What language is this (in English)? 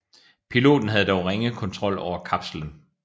Danish